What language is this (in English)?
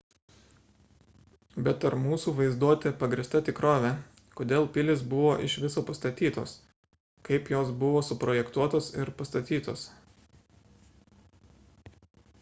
Lithuanian